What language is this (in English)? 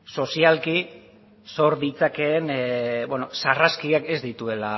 Basque